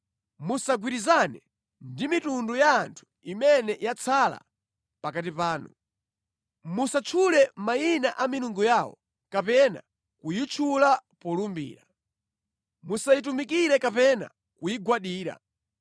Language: Nyanja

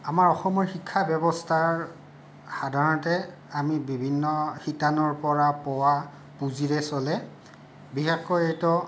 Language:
Assamese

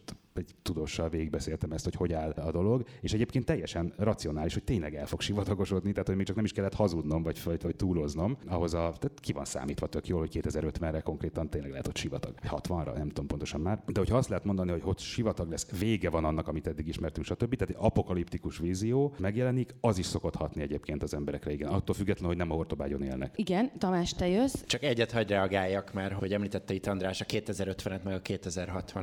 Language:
Hungarian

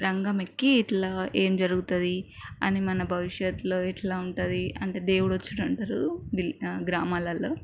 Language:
Telugu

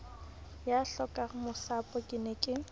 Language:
Southern Sotho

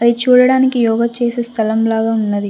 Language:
Telugu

